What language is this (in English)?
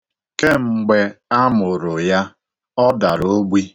Igbo